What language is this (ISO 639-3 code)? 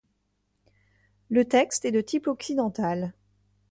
fra